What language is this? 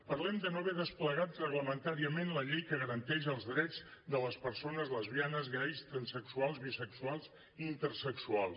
Catalan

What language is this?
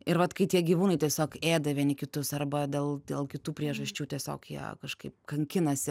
Lithuanian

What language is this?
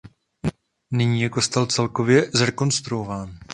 Czech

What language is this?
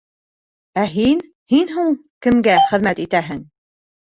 Bashkir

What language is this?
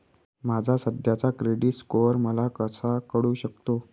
Marathi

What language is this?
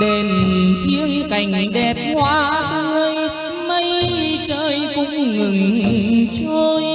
Vietnamese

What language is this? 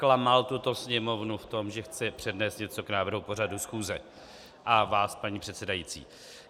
Czech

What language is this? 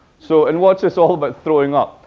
English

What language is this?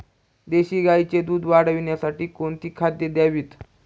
Marathi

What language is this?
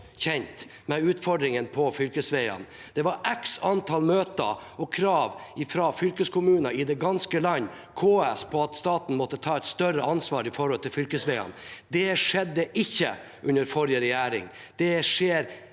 Norwegian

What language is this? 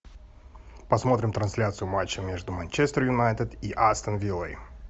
Russian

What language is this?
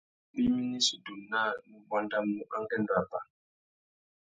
Tuki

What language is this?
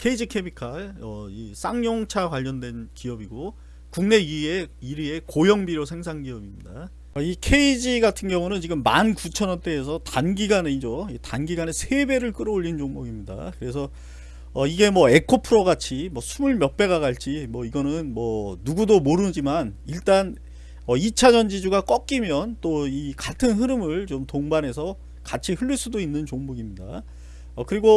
Korean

